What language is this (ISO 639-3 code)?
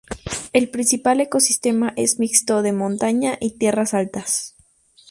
spa